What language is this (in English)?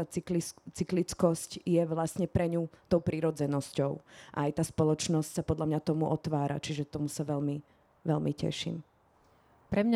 Slovak